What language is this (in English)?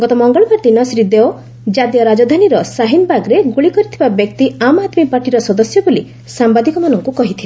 Odia